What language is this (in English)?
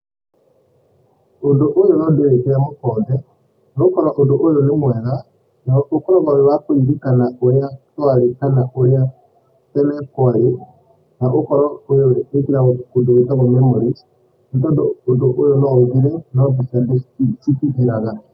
Kikuyu